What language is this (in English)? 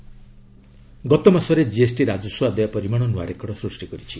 Odia